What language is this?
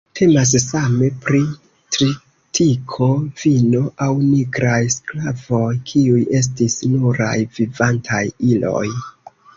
Esperanto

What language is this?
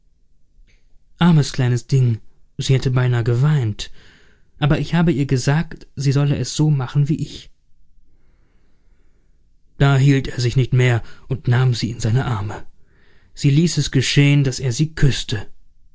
German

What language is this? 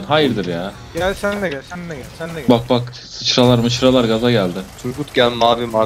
Turkish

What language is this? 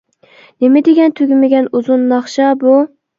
Uyghur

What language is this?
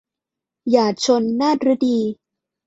Thai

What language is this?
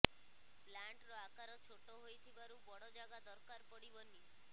Odia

